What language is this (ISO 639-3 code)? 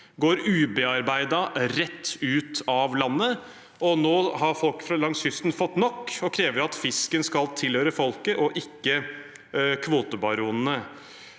nor